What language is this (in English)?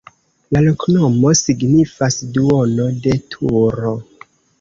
Esperanto